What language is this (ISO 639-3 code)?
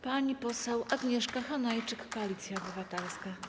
pol